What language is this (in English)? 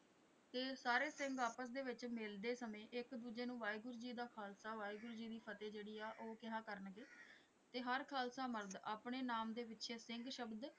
Punjabi